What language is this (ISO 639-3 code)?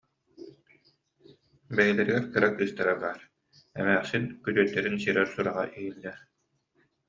sah